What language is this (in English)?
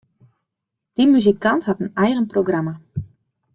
Western Frisian